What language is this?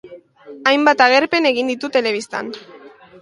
Basque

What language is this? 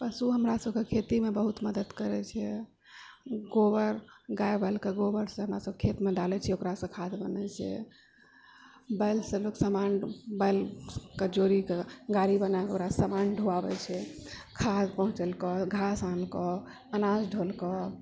Maithili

